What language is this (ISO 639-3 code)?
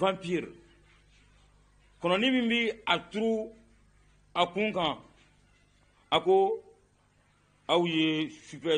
ara